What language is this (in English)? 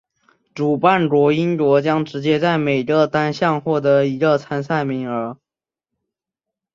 Chinese